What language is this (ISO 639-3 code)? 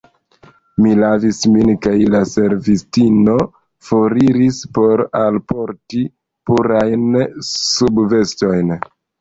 epo